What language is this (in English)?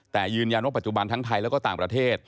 Thai